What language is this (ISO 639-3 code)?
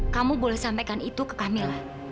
ind